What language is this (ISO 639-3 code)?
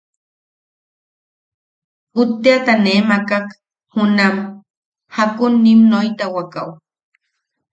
yaq